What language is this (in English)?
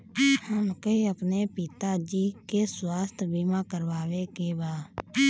Bhojpuri